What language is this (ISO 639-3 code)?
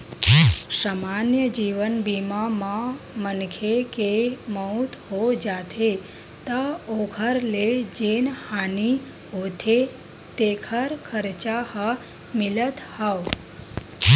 hne